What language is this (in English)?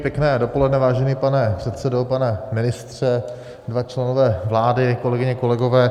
Czech